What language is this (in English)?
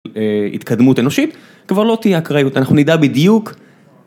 Hebrew